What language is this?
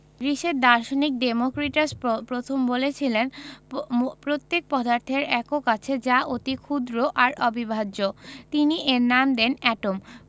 Bangla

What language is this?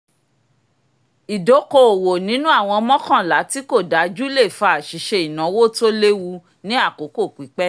Yoruba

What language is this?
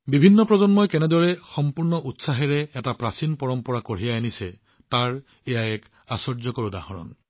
Assamese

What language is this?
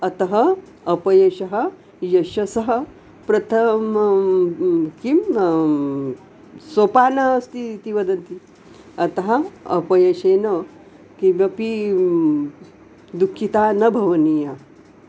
Sanskrit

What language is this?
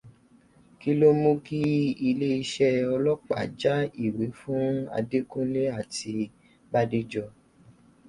Yoruba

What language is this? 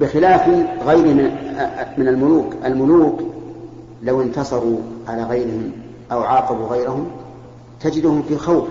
Arabic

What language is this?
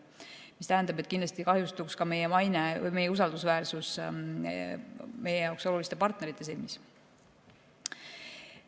Estonian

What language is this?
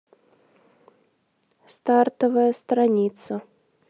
Russian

